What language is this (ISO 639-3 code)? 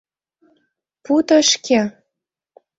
chm